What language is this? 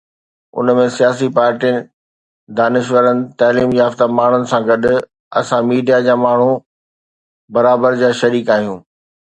Sindhi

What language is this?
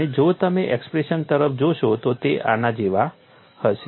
Gujarati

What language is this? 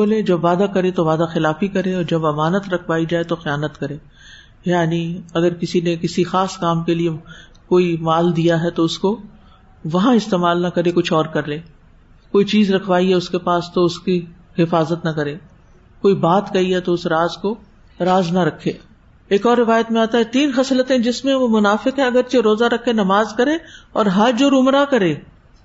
Urdu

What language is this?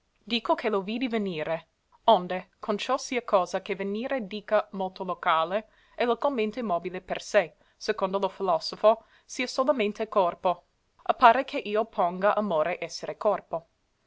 Italian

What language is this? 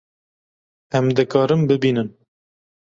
Kurdish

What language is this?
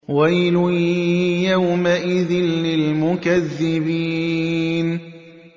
Arabic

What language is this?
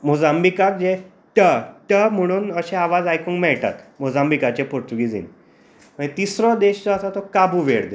Konkani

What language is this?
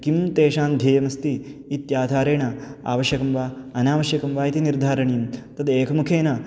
Sanskrit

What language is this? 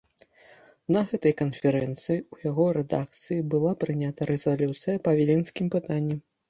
Belarusian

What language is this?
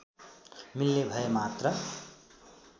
Nepali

